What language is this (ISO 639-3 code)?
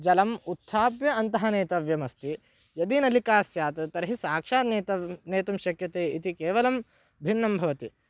san